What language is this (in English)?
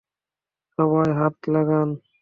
Bangla